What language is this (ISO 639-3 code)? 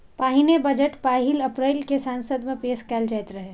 mai